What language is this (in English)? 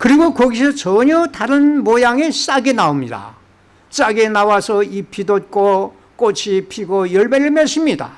Korean